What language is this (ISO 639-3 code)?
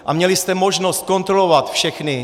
ces